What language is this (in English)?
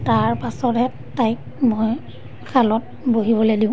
Assamese